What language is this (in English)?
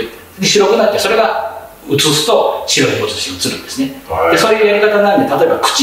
Japanese